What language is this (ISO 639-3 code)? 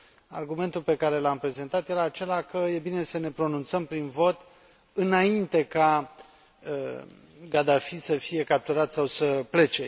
ron